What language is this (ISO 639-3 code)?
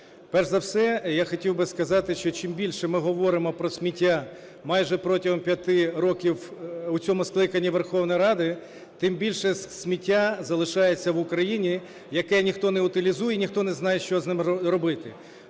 ukr